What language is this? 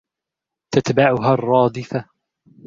Arabic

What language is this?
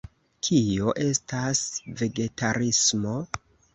Esperanto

